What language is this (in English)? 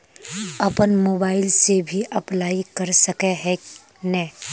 Magahi